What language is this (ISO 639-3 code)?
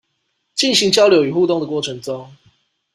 zho